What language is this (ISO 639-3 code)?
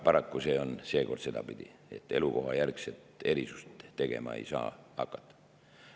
est